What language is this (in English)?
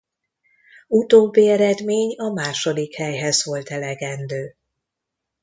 Hungarian